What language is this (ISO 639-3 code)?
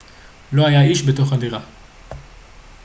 heb